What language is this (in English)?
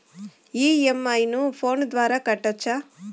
Telugu